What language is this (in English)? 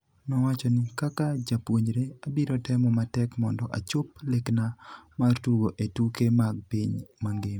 Luo (Kenya and Tanzania)